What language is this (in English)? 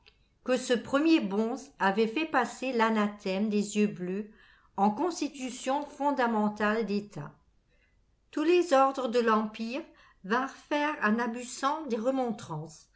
French